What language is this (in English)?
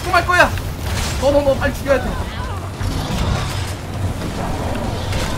Korean